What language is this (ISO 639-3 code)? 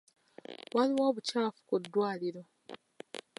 lug